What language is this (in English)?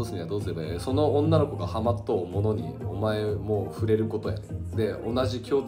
Japanese